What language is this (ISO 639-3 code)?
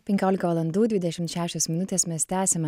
lit